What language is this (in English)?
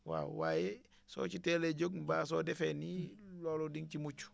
Wolof